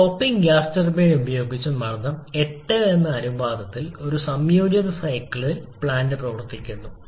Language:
Malayalam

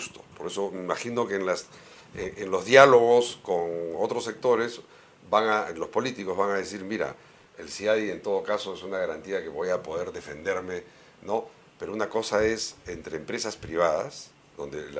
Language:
Spanish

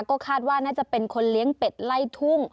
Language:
Thai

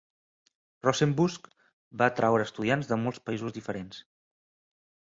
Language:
Catalan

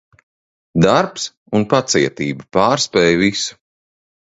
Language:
Latvian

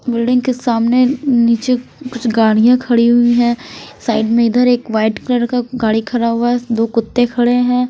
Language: Hindi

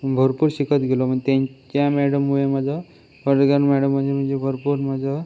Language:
Marathi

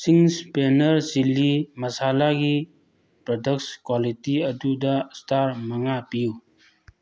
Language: Manipuri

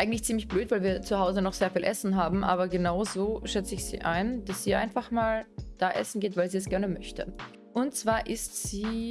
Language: German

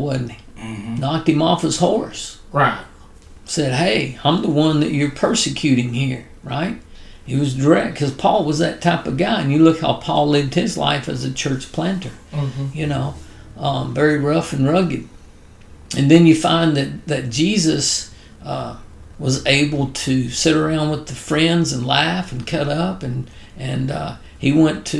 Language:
English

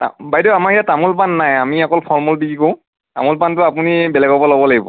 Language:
Assamese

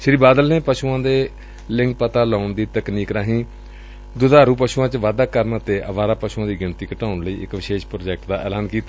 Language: Punjabi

